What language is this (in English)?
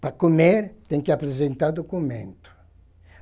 Portuguese